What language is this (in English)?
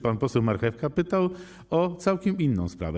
Polish